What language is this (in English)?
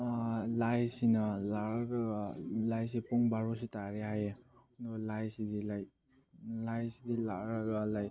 Manipuri